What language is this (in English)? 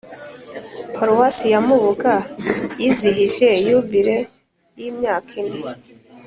Kinyarwanda